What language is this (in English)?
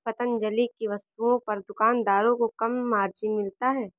Hindi